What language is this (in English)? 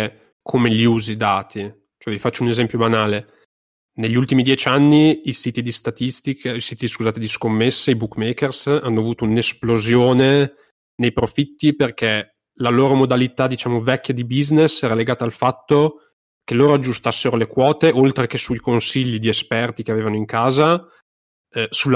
Italian